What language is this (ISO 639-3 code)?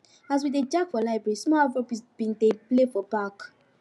pcm